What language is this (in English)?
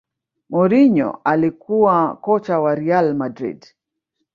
Swahili